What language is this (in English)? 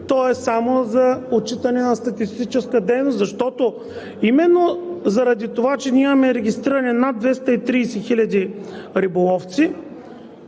Bulgarian